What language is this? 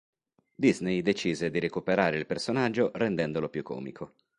Italian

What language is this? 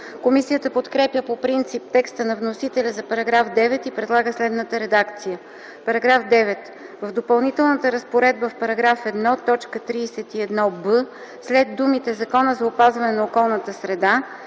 Bulgarian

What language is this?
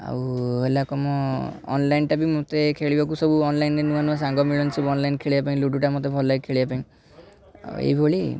Odia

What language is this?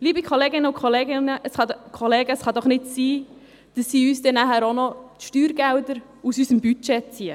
Swiss German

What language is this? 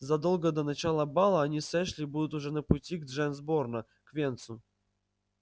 Russian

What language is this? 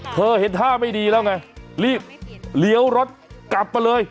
Thai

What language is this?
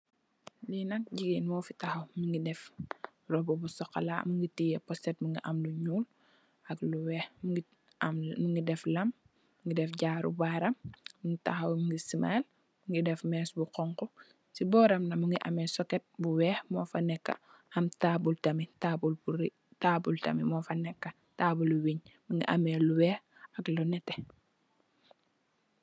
Wolof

